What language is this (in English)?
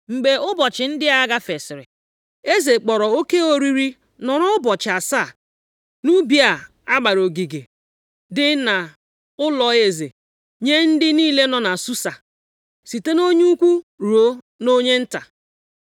Igbo